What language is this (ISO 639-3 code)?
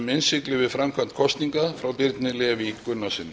isl